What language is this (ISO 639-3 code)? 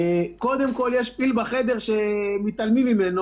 heb